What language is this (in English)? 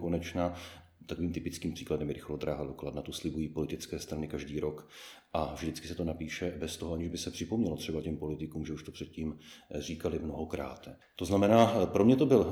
Czech